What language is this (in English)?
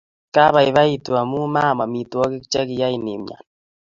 Kalenjin